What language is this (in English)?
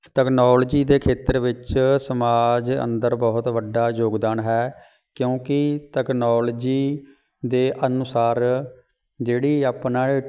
Punjabi